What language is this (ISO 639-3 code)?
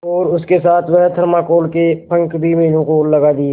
hin